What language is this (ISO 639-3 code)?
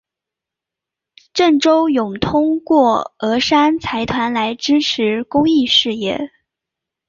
zho